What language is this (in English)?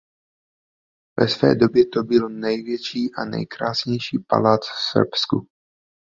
Czech